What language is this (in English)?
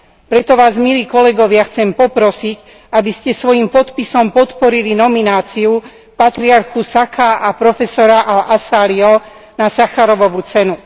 Slovak